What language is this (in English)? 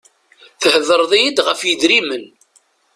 Kabyle